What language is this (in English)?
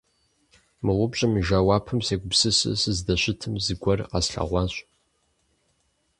Kabardian